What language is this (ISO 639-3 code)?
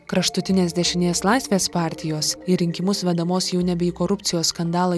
lit